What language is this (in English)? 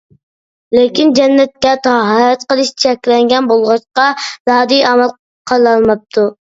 Uyghur